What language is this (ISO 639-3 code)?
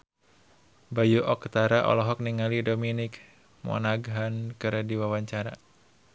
sun